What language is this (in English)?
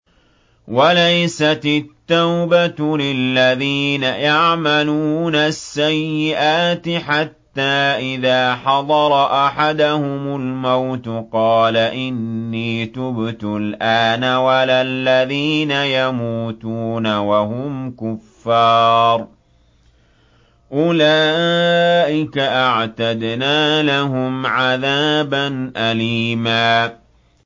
Arabic